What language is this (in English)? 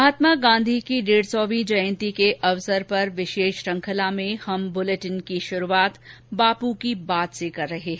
Hindi